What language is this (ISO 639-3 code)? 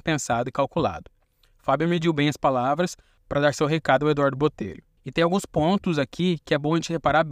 por